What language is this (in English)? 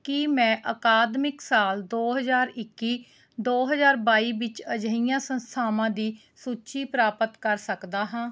Punjabi